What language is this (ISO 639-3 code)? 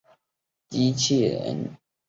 zho